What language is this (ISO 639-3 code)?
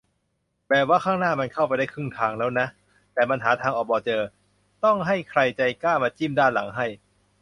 tha